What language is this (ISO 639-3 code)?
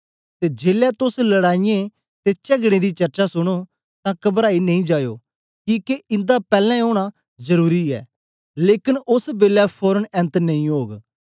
doi